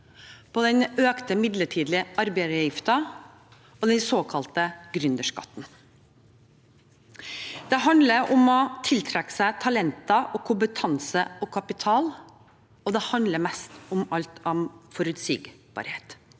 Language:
Norwegian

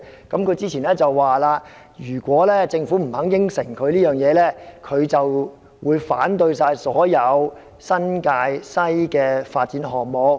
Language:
Cantonese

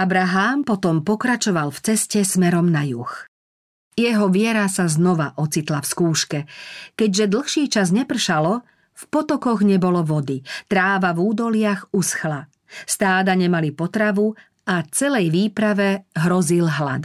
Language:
Slovak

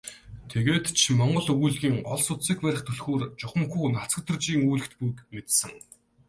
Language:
Mongolian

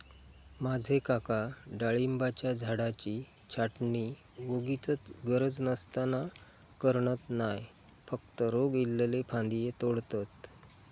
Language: Marathi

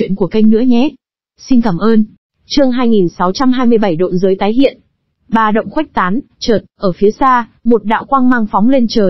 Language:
Vietnamese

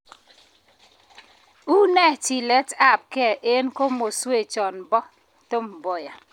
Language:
Kalenjin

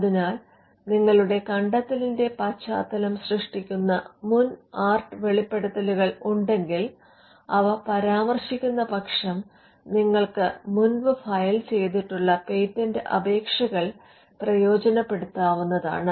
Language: Malayalam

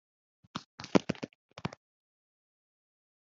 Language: Kinyarwanda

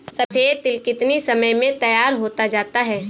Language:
Hindi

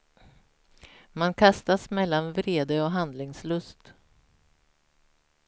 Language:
Swedish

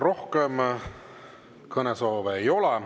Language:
Estonian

